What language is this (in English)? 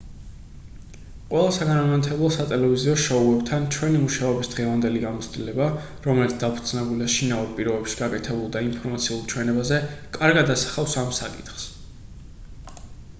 Georgian